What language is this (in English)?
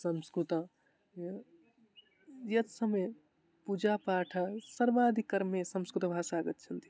Sanskrit